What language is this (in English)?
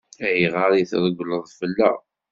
Kabyle